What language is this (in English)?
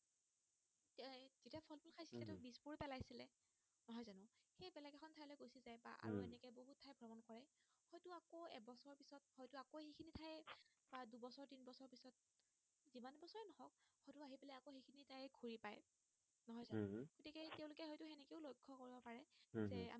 Assamese